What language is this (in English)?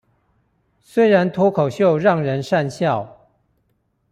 Chinese